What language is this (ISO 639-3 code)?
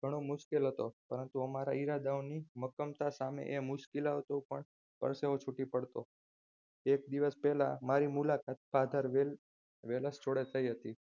guj